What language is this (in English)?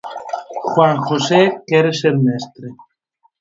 Galician